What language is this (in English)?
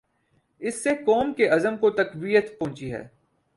Urdu